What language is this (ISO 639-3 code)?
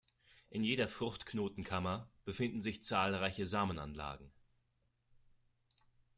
deu